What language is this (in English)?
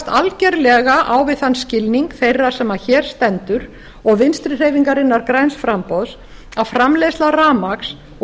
Icelandic